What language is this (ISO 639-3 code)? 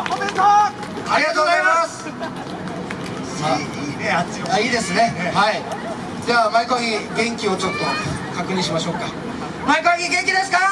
jpn